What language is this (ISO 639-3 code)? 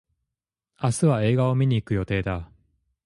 jpn